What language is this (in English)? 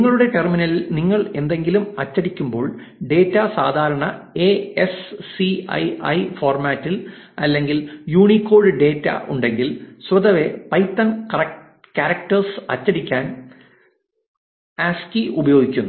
Malayalam